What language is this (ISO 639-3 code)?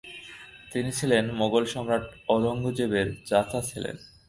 ben